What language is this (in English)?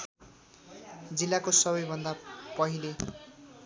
Nepali